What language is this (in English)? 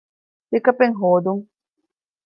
Divehi